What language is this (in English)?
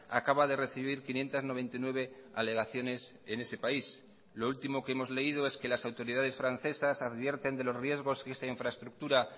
Spanish